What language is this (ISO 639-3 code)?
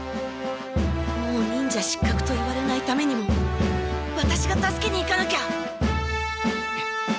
jpn